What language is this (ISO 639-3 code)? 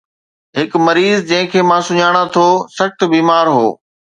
snd